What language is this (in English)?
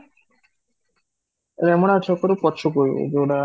Odia